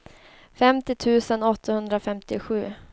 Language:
Swedish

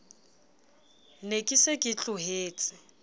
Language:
Southern Sotho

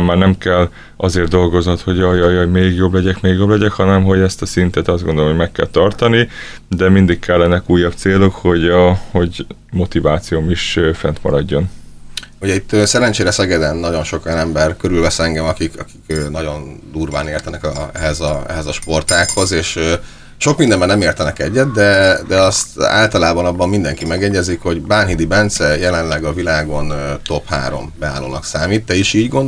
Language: Hungarian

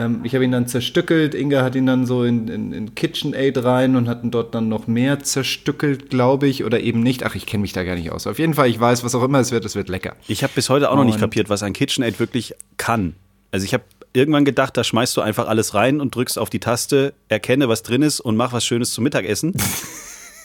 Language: German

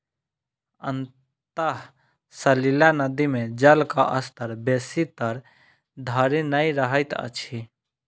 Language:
Maithili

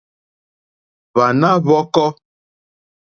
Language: Mokpwe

